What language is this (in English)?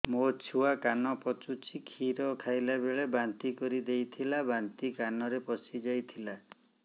Odia